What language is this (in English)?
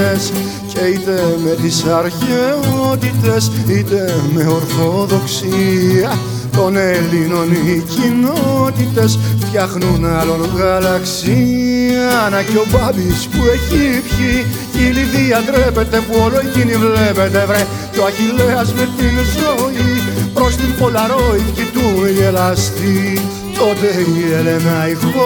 Greek